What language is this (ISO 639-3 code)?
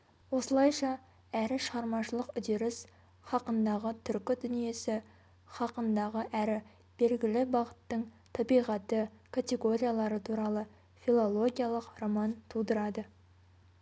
kaz